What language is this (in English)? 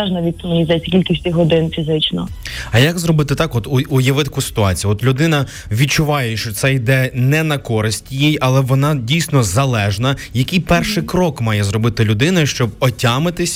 Ukrainian